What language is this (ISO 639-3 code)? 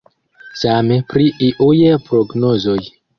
epo